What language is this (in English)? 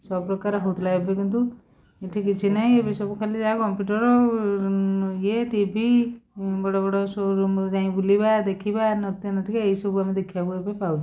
Odia